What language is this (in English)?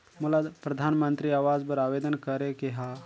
Chhattisgarhi